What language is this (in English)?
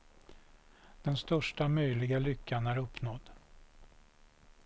Swedish